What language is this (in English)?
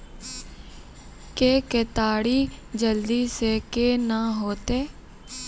Maithili